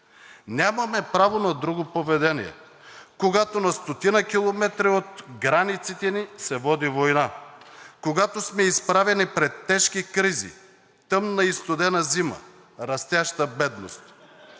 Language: Bulgarian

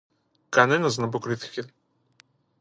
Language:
Greek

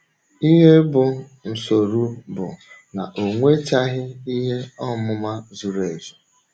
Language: Igbo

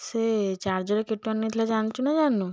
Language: Odia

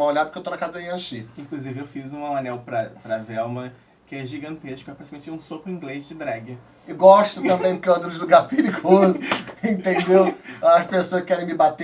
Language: Portuguese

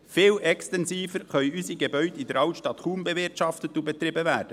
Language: Swiss German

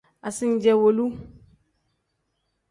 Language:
Tem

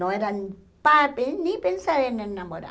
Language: Portuguese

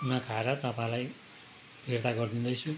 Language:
Nepali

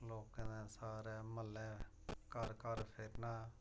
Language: Dogri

